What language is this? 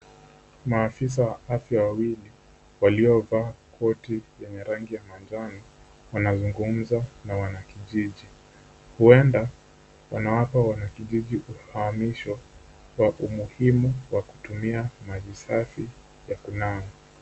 Swahili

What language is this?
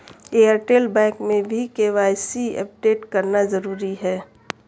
Hindi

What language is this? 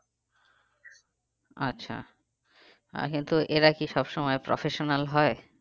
Bangla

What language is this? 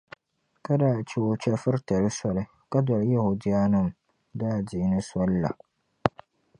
Dagbani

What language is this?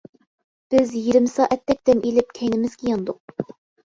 Uyghur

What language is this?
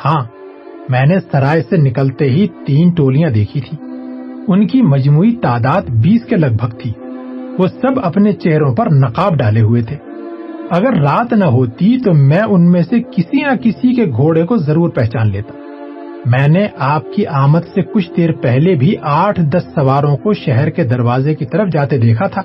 Urdu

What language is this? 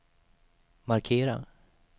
Swedish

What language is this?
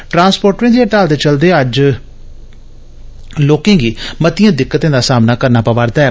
Dogri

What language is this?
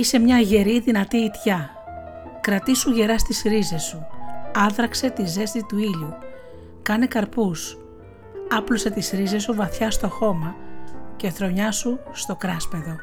Greek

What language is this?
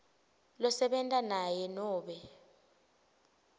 Swati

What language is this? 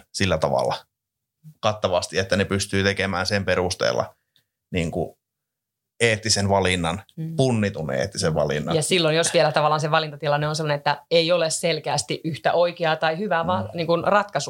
Finnish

